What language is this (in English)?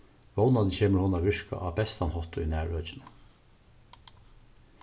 Faroese